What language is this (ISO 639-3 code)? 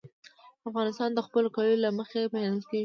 pus